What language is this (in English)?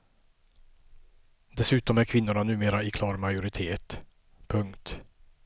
Swedish